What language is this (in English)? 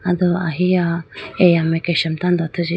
Idu-Mishmi